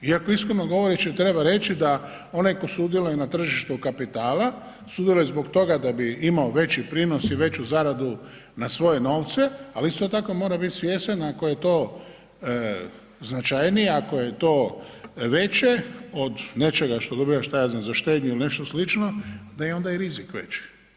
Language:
Croatian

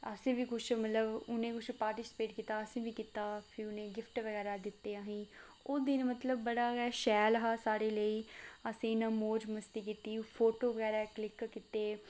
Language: Dogri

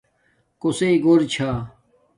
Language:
Domaaki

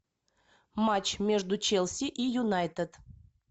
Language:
Russian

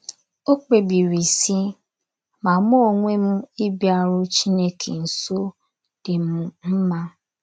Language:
Igbo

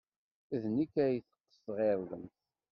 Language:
Kabyle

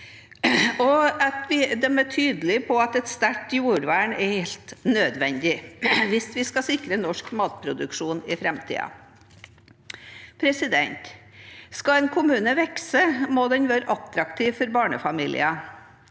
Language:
Norwegian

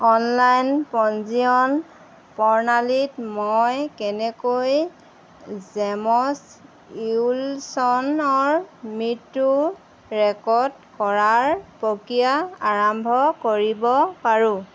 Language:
Assamese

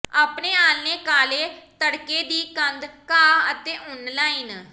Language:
Punjabi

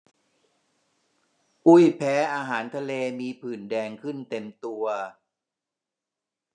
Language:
Thai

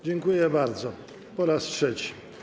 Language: Polish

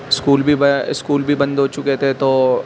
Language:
Urdu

